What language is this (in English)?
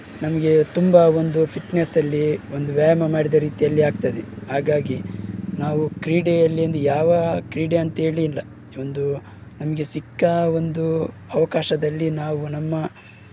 Kannada